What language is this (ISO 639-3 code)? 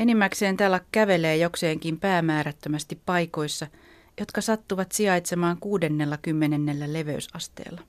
fin